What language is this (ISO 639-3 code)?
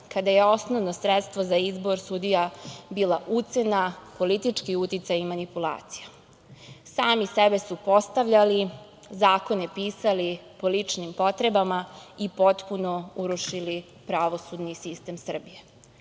srp